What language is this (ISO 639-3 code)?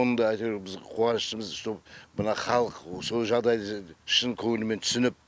kaz